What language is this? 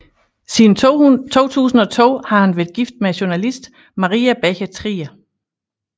Danish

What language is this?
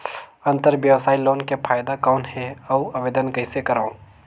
Chhattisgarhi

